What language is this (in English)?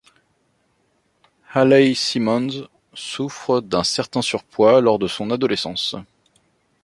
French